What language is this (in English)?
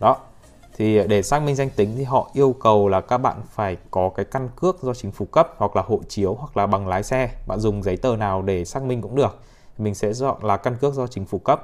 Vietnamese